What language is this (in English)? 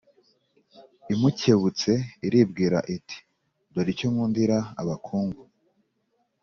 Kinyarwanda